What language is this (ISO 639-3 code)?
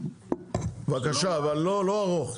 heb